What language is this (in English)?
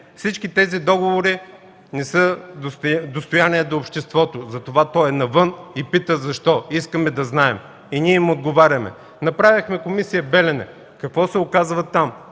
Bulgarian